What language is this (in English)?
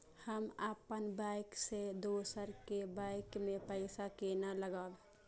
Maithili